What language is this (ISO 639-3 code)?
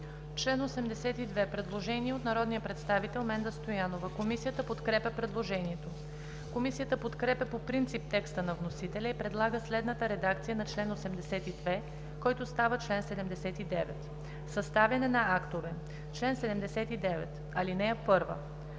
bul